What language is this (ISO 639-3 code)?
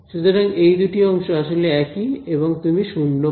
ben